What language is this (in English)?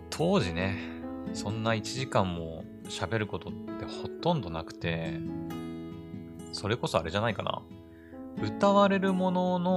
Japanese